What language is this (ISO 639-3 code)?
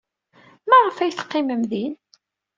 kab